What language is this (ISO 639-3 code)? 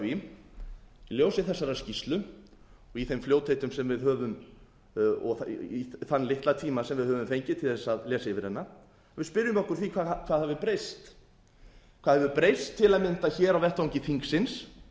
isl